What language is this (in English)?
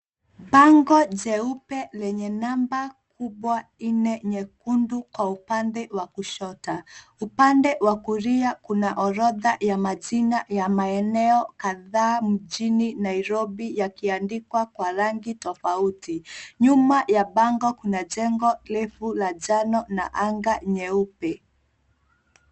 Swahili